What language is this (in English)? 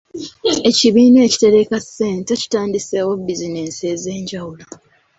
Ganda